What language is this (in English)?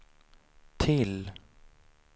Swedish